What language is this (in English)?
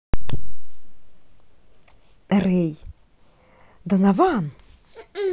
Russian